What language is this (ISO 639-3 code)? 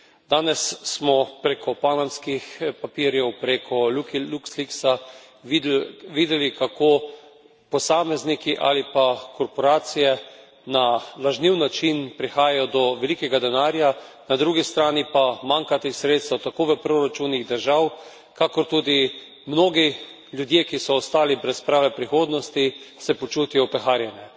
slv